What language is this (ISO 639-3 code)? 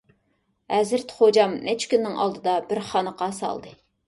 uig